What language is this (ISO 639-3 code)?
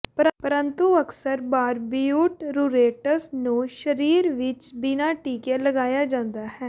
pan